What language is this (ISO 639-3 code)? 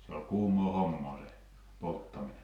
fin